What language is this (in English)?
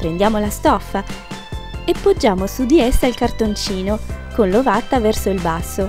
Italian